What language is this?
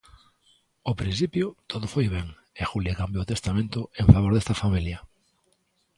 Galician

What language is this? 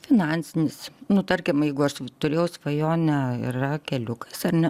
Lithuanian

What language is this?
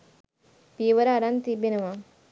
Sinhala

